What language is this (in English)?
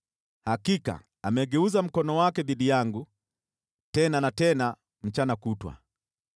Swahili